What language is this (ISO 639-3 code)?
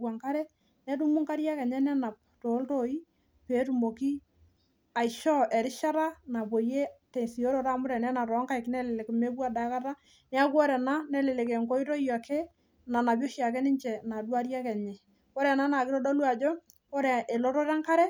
mas